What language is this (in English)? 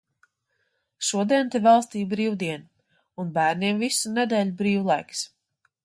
Latvian